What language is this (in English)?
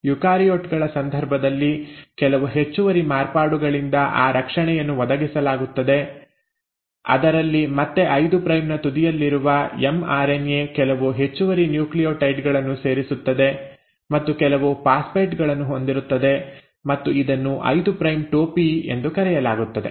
Kannada